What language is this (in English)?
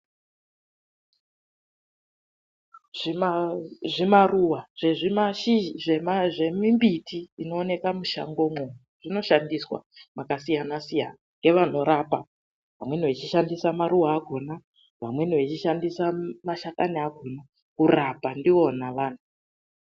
Ndau